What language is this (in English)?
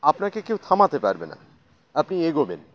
Bangla